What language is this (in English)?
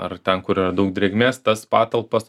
Lithuanian